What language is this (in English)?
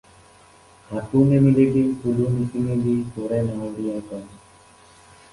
Assamese